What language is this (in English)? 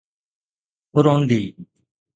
Sindhi